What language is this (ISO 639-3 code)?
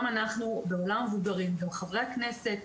heb